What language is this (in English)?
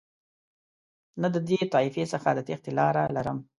Pashto